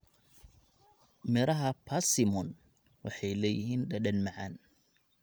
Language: Somali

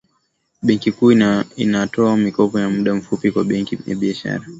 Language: Swahili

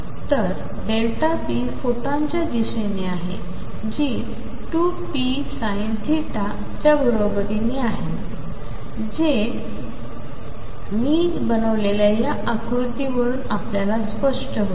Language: Marathi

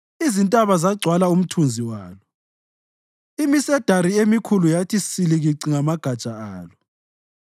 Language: North Ndebele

